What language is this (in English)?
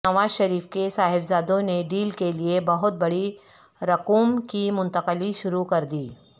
Urdu